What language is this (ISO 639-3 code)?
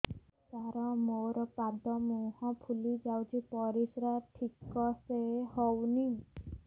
ori